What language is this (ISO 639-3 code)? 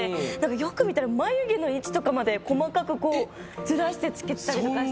jpn